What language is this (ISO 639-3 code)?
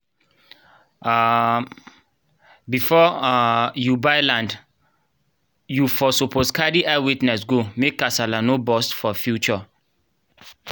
pcm